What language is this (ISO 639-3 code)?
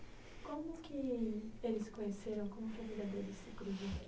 por